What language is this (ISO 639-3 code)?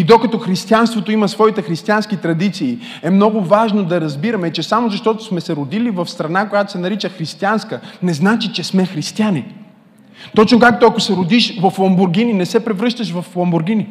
bul